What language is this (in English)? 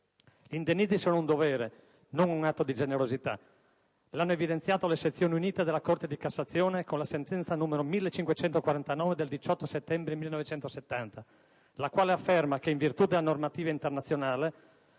Italian